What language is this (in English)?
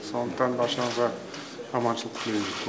Kazakh